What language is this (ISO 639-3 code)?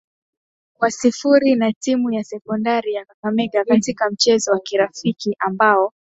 swa